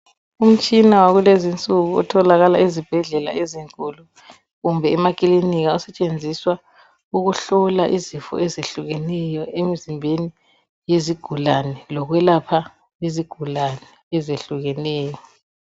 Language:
North Ndebele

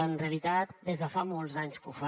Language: Catalan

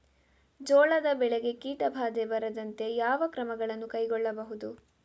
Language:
Kannada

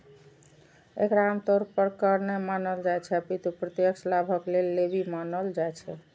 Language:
Maithili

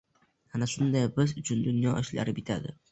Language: Uzbek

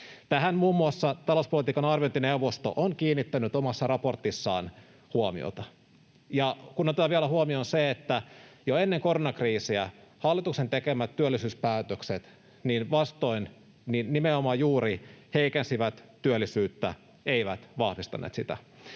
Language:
Finnish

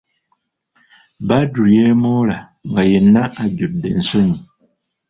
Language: Ganda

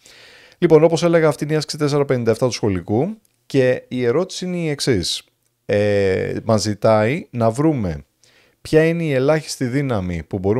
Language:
Greek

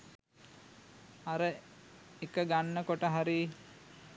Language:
Sinhala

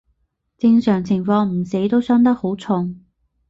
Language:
Cantonese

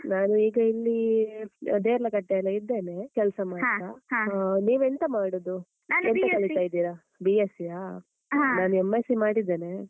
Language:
Kannada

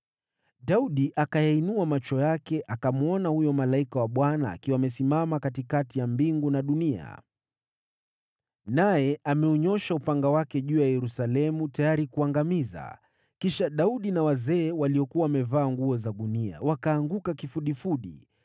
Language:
Swahili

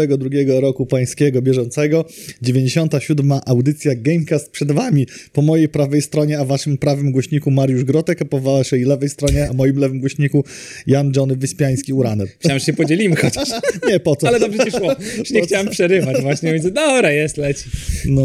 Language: Polish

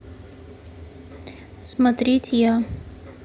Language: Russian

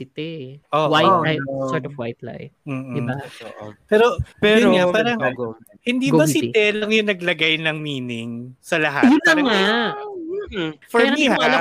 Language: Filipino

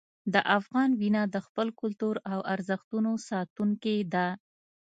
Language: Pashto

